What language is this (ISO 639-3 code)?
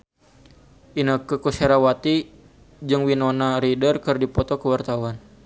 sun